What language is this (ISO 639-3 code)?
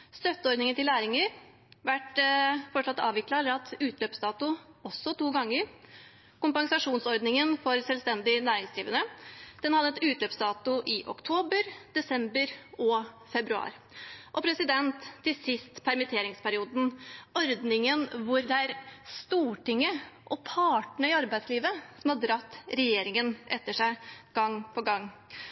nob